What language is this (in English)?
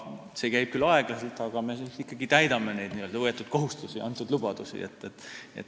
Estonian